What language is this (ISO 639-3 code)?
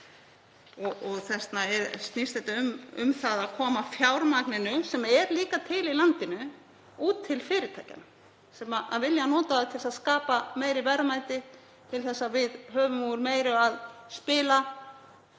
isl